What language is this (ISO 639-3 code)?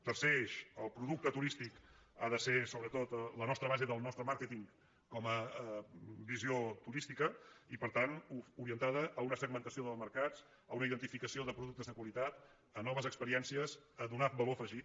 cat